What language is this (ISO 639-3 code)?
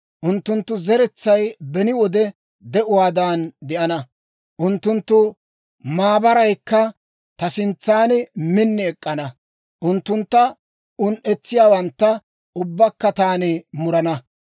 dwr